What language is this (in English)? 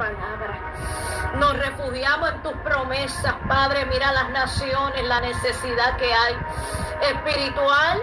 Spanish